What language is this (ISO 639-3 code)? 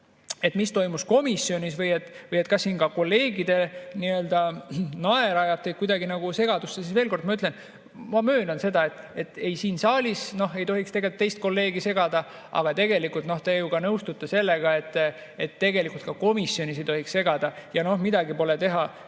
est